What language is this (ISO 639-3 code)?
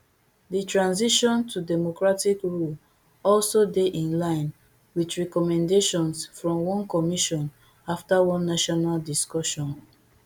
pcm